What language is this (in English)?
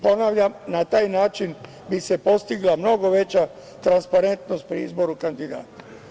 Serbian